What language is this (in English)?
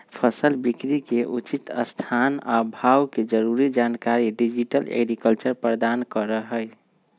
Magahi